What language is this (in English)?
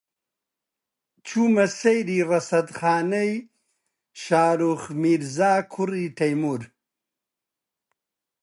Central Kurdish